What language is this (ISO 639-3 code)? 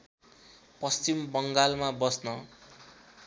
nep